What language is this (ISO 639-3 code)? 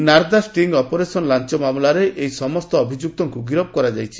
ori